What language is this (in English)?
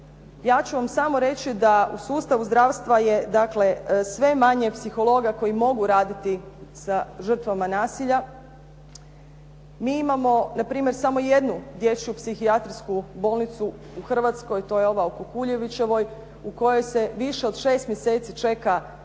Croatian